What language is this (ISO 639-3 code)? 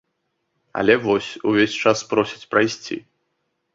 bel